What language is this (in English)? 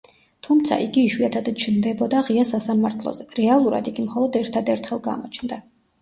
Georgian